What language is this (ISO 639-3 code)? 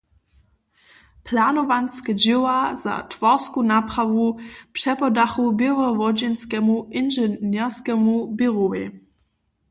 hsb